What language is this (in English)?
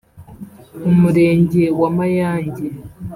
Kinyarwanda